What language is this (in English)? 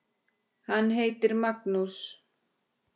Icelandic